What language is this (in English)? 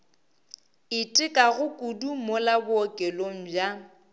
Northern Sotho